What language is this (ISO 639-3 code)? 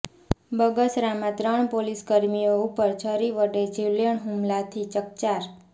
guj